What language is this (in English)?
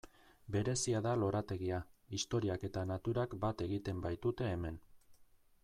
Basque